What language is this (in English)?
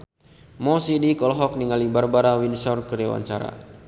Sundanese